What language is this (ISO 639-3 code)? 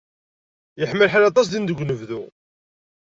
kab